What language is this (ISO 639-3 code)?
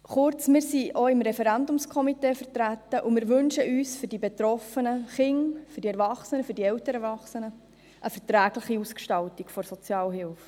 gsw